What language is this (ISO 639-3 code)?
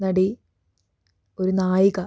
mal